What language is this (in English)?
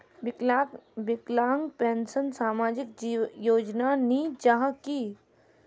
Magahi